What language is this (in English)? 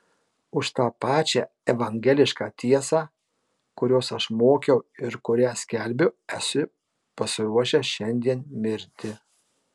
Lithuanian